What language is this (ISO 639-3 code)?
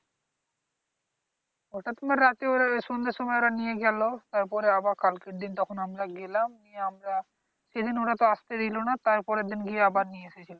ben